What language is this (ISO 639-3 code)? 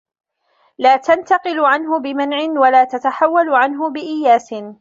ara